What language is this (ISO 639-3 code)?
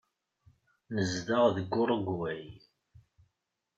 kab